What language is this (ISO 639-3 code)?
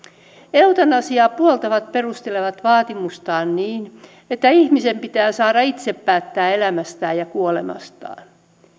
fin